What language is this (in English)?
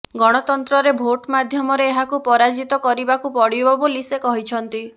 Odia